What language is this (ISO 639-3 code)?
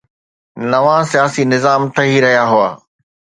snd